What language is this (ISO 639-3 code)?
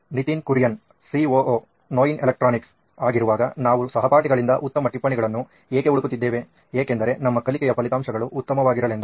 kan